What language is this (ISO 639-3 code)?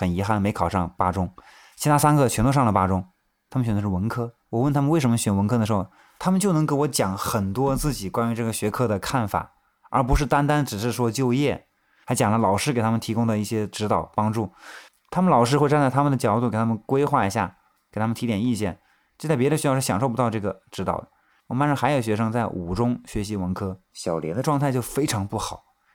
zho